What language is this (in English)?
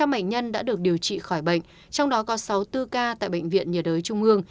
Vietnamese